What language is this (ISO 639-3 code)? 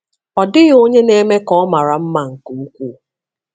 ibo